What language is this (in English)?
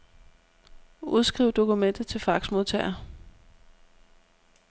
Danish